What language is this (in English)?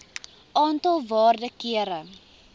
Afrikaans